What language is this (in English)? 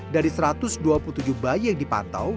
Indonesian